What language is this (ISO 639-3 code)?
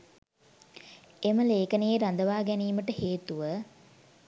sin